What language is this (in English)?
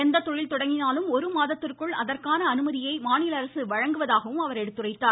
Tamil